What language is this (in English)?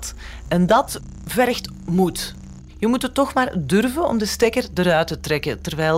Dutch